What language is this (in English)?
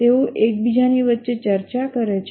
Gujarati